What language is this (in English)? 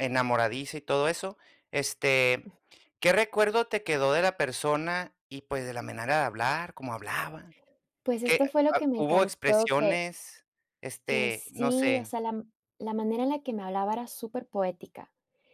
Spanish